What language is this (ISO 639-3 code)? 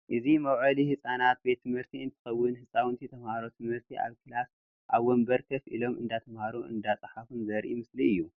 tir